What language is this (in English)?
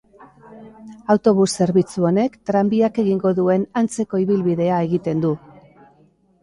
Basque